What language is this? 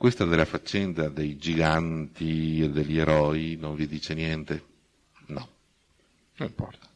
Italian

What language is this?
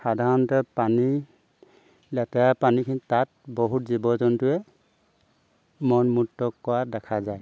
Assamese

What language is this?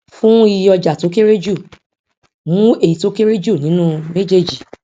Yoruba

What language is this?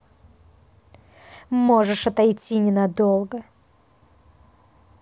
Russian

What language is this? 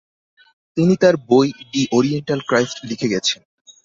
Bangla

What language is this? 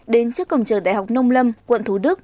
Vietnamese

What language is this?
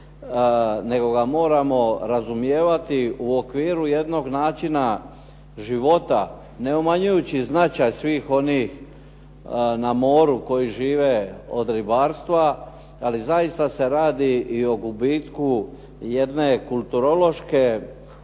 Croatian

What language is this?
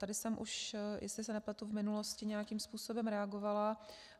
Czech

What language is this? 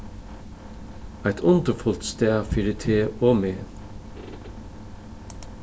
Faroese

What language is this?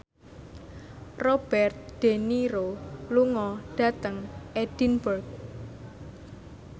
Javanese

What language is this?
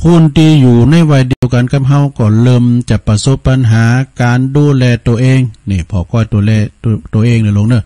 Thai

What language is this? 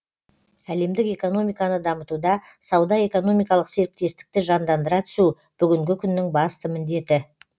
Kazakh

